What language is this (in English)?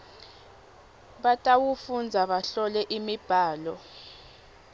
Swati